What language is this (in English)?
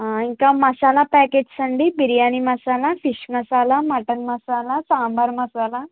Telugu